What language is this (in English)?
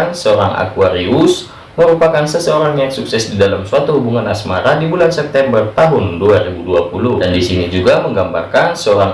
Indonesian